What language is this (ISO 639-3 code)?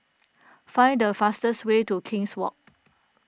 eng